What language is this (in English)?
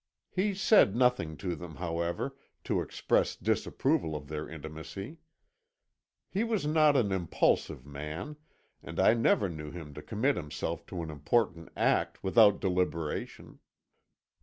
English